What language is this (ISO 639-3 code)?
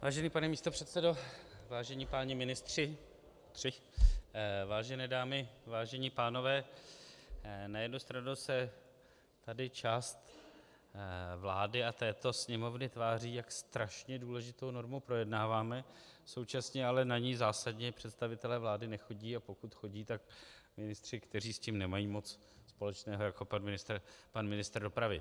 ces